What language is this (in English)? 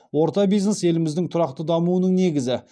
Kazakh